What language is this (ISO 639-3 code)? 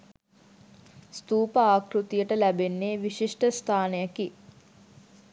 sin